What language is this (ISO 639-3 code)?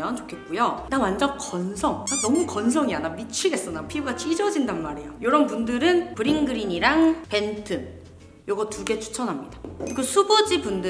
kor